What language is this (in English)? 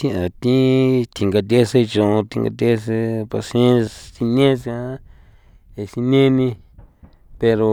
San Felipe Otlaltepec Popoloca